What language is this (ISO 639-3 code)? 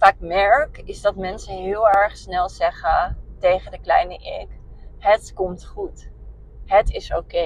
nld